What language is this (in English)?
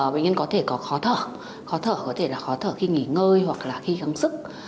Vietnamese